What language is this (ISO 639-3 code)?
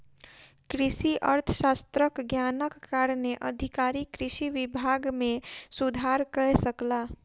mai